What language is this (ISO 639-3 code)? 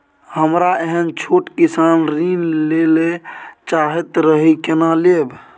mai